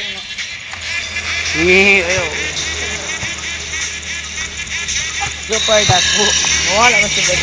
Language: Thai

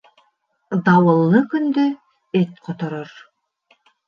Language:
Bashkir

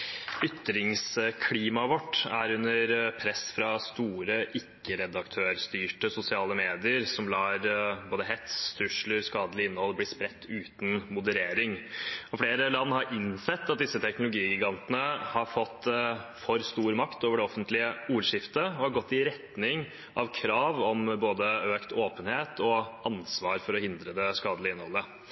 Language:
Norwegian Bokmål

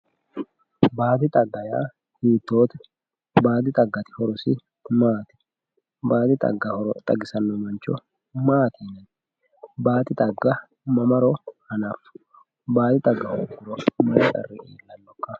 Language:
Sidamo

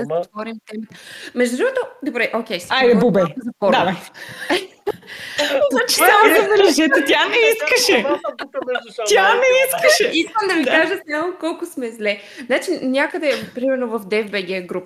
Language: Bulgarian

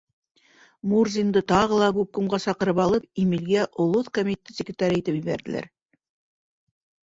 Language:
Bashkir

